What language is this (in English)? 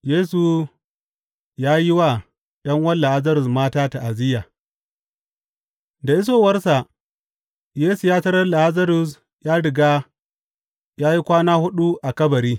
Hausa